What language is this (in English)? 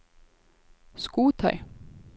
Norwegian